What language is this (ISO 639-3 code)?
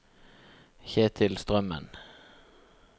nor